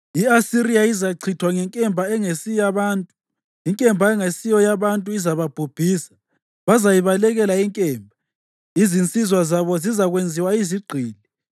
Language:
North Ndebele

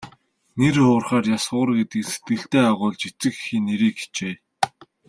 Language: Mongolian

